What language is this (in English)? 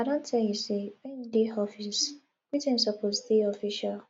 Nigerian Pidgin